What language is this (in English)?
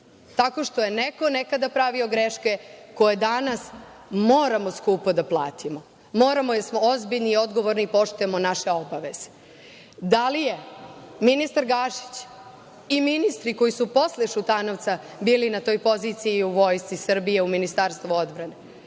Serbian